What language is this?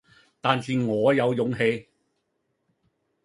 Cantonese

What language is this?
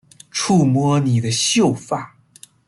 Chinese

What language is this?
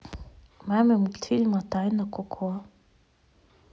Russian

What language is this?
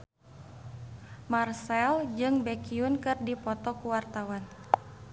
Sundanese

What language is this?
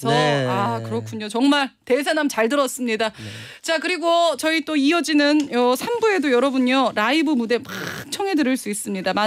Korean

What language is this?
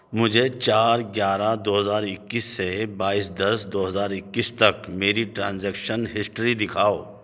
Urdu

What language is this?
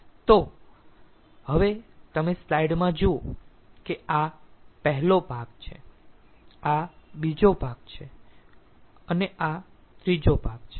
Gujarati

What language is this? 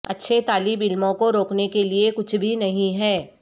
Urdu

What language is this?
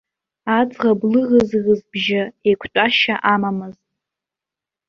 Abkhazian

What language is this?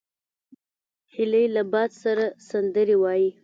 Pashto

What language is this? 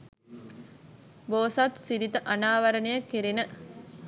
Sinhala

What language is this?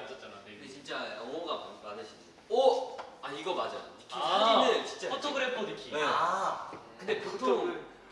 Korean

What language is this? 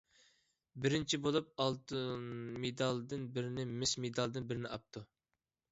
Uyghur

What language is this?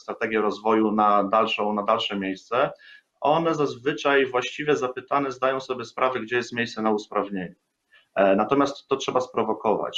Polish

